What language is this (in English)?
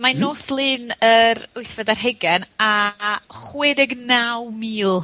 Welsh